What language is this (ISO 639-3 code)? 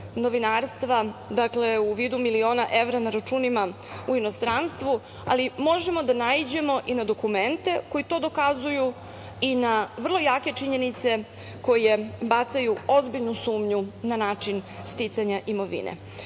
srp